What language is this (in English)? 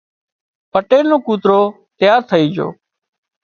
Wadiyara Koli